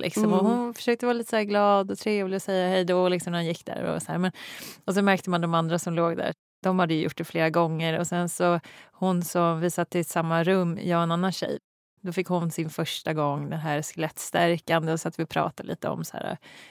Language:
Swedish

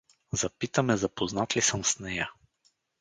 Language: Bulgarian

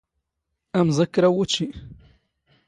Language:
Standard Moroccan Tamazight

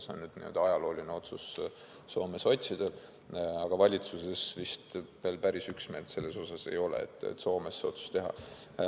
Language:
Estonian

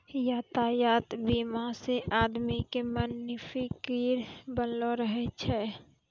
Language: Maithili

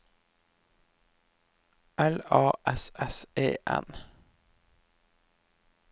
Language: Norwegian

